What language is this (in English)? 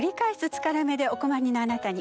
Japanese